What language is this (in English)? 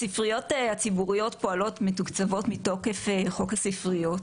Hebrew